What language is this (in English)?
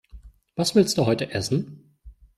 German